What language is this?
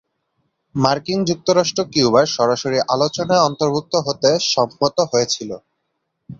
Bangla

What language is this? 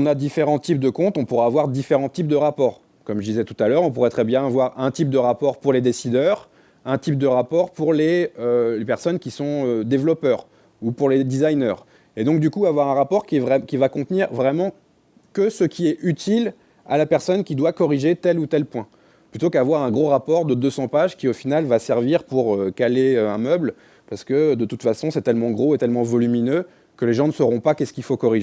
French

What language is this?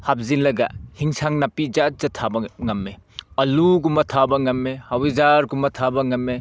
Manipuri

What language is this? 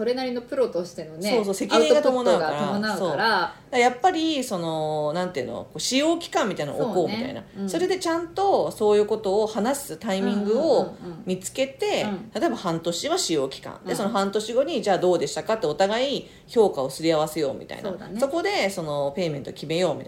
Japanese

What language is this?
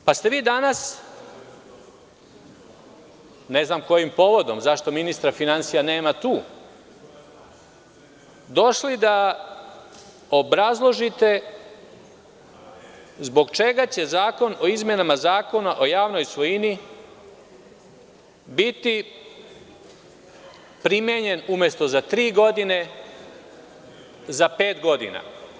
Serbian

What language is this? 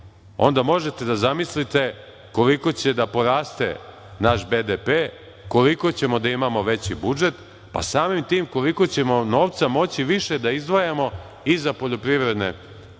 Serbian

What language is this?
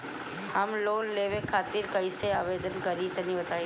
Bhojpuri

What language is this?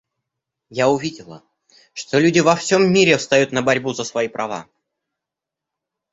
Russian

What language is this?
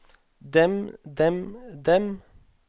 Norwegian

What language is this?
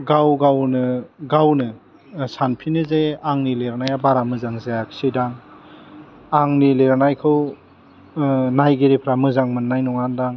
Bodo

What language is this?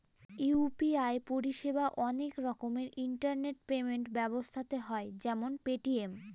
Bangla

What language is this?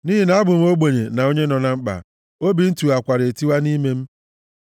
Igbo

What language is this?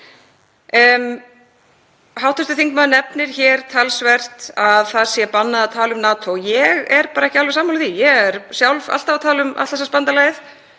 Icelandic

